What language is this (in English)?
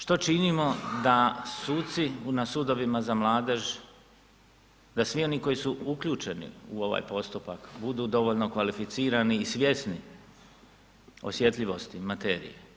Croatian